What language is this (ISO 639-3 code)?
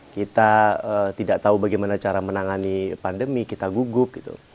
ind